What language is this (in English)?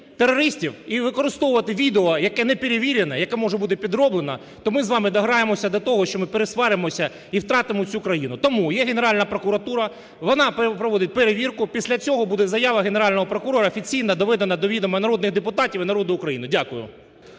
Ukrainian